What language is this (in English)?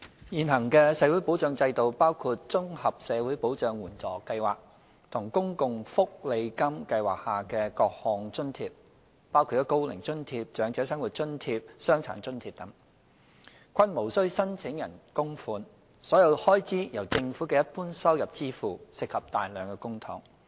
Cantonese